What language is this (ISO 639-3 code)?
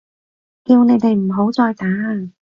yue